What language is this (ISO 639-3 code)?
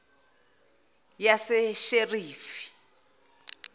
zul